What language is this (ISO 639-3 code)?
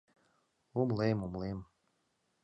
chm